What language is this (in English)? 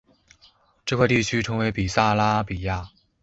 Chinese